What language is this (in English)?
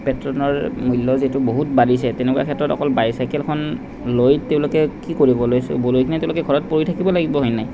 Assamese